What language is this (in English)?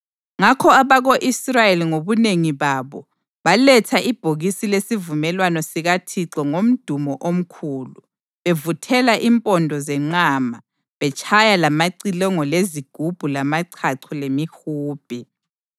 North Ndebele